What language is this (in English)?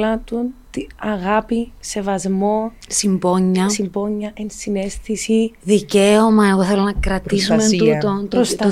Greek